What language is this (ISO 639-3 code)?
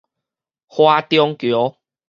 nan